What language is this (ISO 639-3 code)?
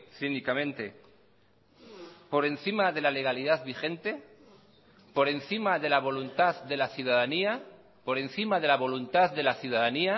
spa